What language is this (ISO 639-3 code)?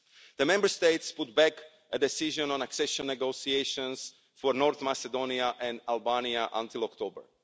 eng